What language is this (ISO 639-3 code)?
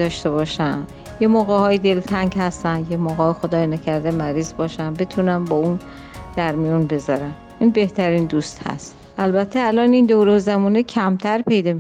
fas